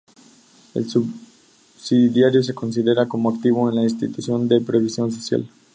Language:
Spanish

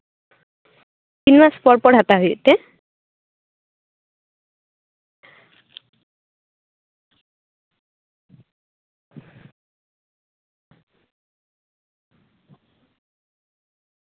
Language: Santali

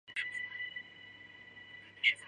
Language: Chinese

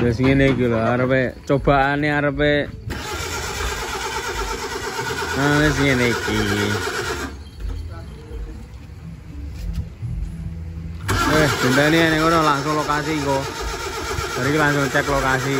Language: Indonesian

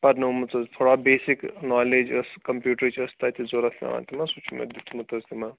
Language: Kashmiri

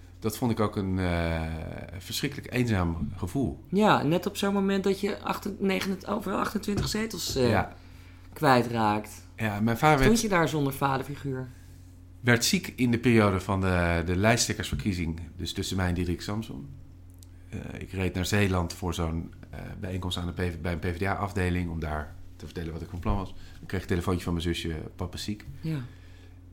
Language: Dutch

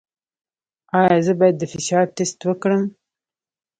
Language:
Pashto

